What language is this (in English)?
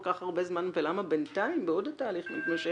Hebrew